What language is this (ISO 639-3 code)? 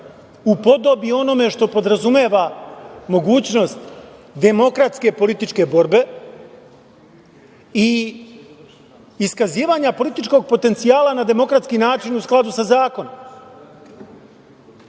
srp